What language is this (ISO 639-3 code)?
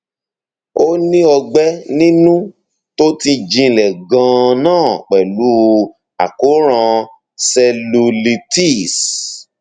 yor